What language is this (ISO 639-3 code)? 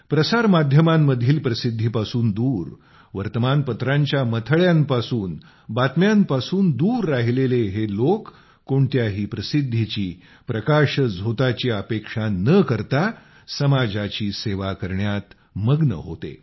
mar